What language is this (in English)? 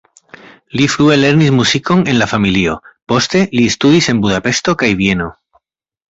Esperanto